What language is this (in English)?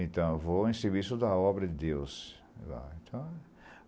Portuguese